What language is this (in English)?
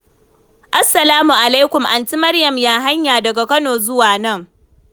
Hausa